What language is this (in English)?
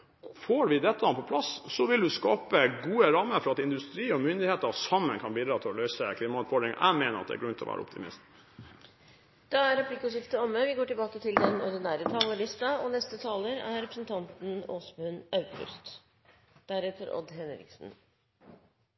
Norwegian